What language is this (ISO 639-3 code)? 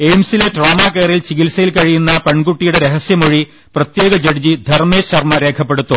mal